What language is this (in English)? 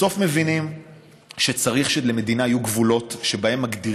Hebrew